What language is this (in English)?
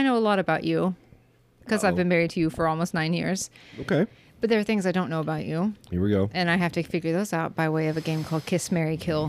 English